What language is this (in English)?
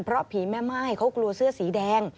Thai